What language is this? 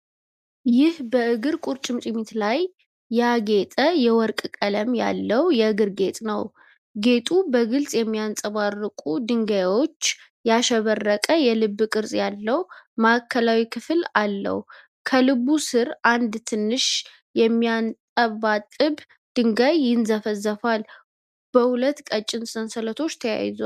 Amharic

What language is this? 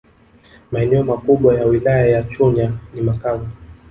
Swahili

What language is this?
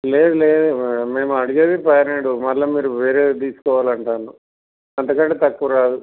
Telugu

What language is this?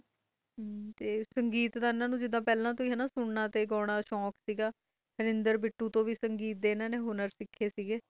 Punjabi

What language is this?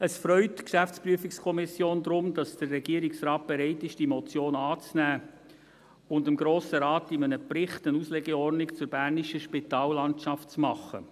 Swiss German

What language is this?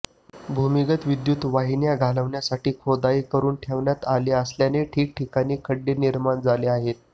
Marathi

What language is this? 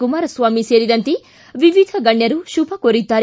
Kannada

